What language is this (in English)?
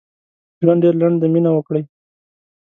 Pashto